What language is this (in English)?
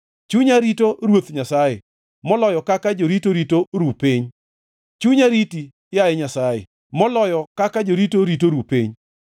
Luo (Kenya and Tanzania)